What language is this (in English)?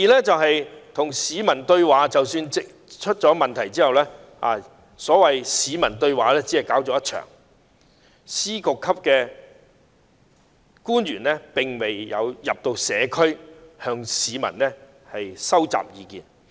Cantonese